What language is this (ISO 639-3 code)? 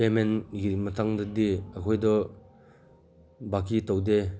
mni